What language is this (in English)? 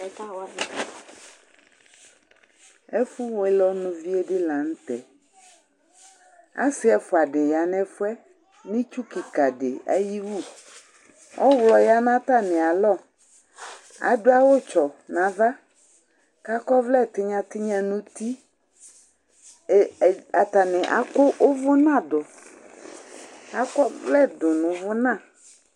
Ikposo